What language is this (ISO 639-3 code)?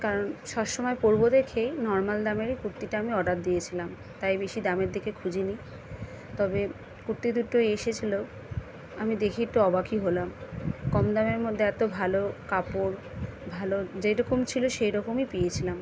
ben